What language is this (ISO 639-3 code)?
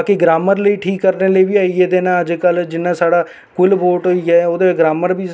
doi